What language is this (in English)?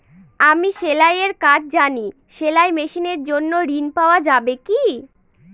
Bangla